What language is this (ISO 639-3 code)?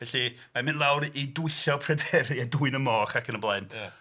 cym